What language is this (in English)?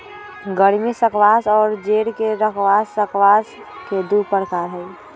Magahi